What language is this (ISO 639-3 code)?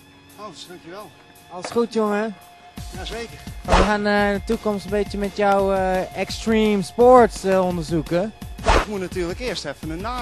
nld